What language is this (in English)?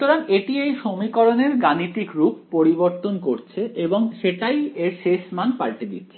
Bangla